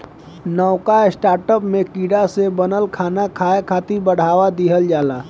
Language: Bhojpuri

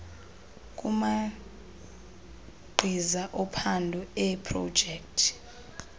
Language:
Xhosa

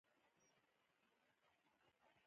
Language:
Pashto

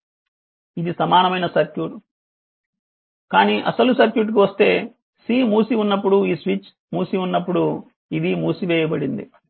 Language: Telugu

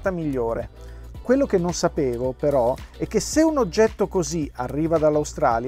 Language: Italian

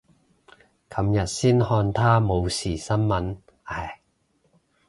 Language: Cantonese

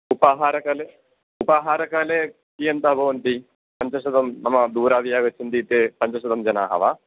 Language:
Sanskrit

